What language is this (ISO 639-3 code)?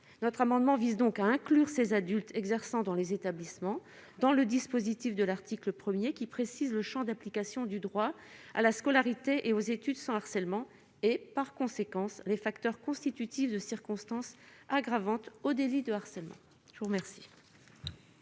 fra